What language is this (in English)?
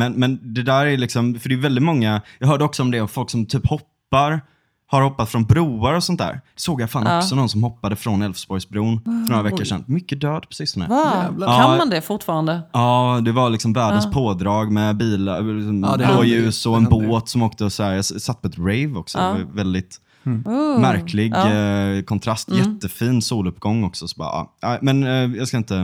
Swedish